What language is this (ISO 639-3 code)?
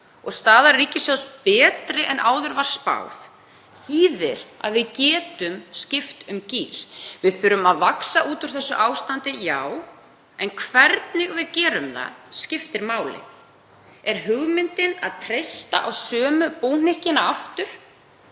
isl